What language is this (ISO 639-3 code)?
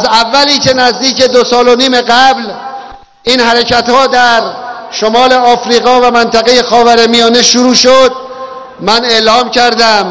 fas